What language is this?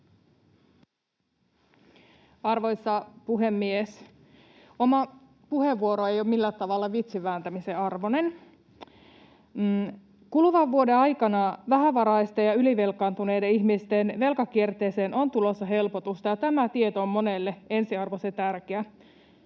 Finnish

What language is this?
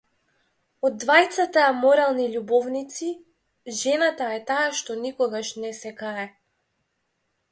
Macedonian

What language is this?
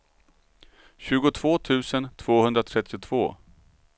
Swedish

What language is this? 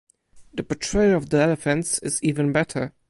English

